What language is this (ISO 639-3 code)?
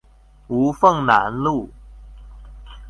zho